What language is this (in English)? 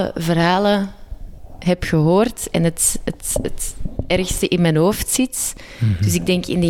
Dutch